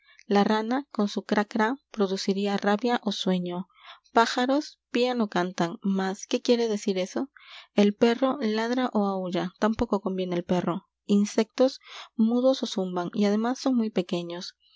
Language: Spanish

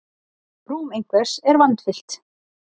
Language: Icelandic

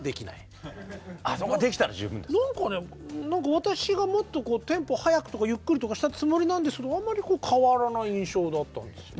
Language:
Japanese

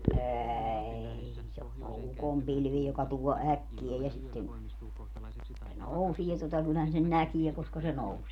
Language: Finnish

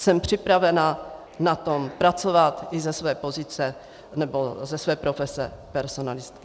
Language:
Czech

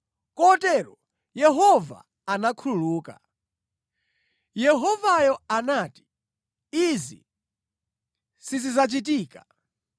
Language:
Nyanja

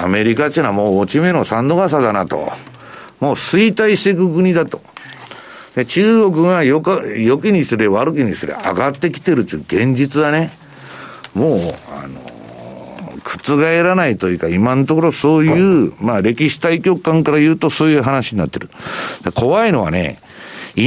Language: Japanese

